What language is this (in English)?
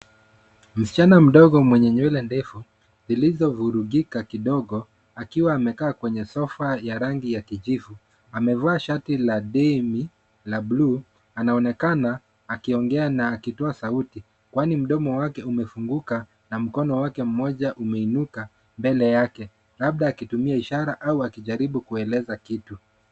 Swahili